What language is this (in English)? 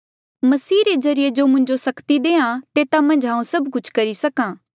Mandeali